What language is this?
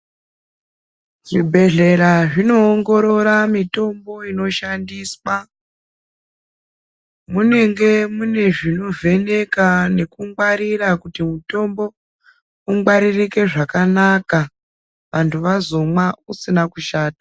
Ndau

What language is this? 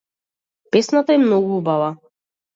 Macedonian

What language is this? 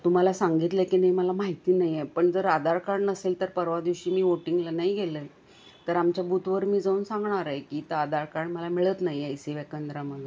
Marathi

